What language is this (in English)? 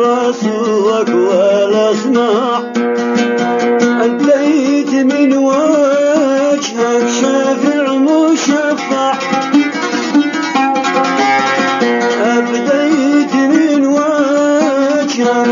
Arabic